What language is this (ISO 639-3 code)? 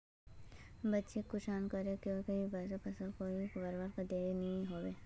mag